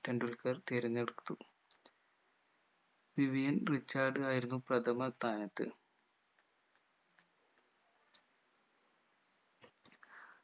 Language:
Malayalam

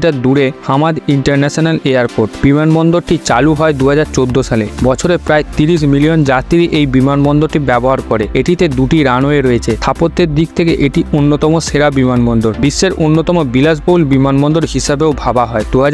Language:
Hindi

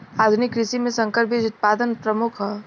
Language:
Bhojpuri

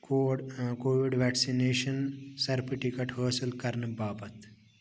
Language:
Kashmiri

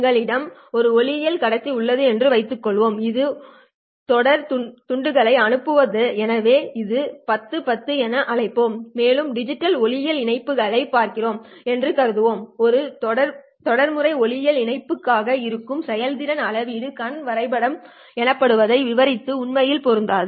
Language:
Tamil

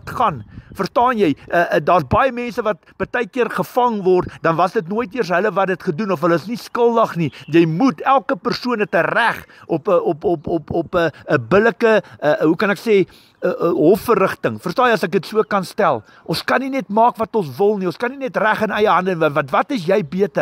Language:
Dutch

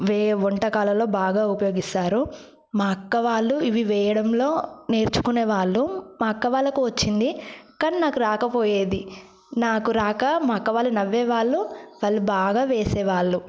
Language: Telugu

